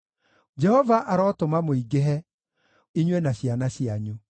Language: Kikuyu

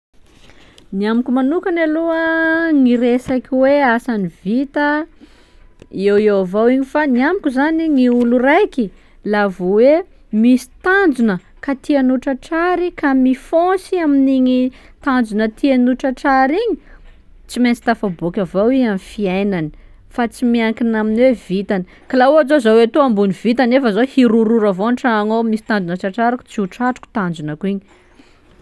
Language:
Sakalava Malagasy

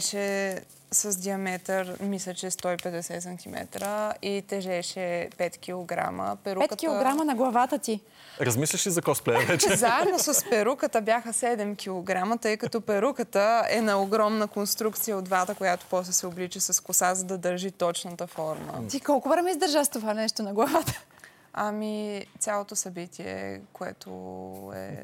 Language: Bulgarian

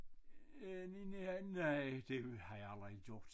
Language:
Danish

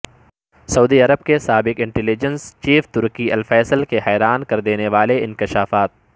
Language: Urdu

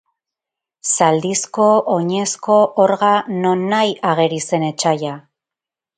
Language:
Basque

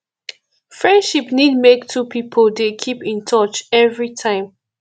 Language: Nigerian Pidgin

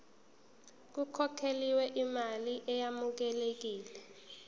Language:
Zulu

